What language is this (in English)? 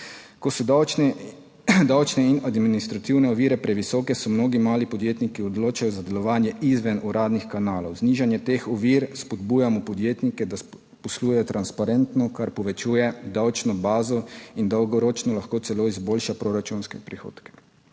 Slovenian